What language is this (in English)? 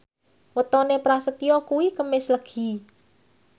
Javanese